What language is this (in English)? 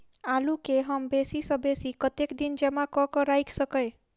Maithili